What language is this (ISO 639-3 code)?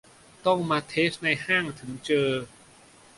tha